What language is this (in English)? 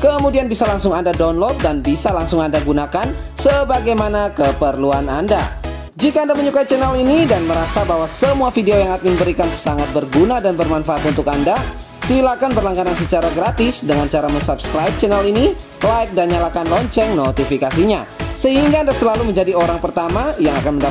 Indonesian